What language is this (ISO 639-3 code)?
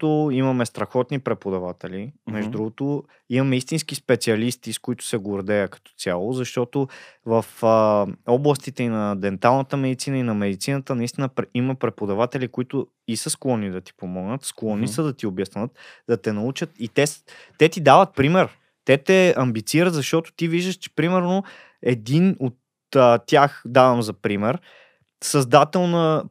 bul